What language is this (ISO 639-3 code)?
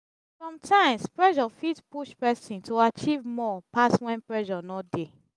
pcm